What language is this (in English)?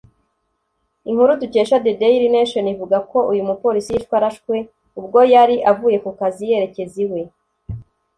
Kinyarwanda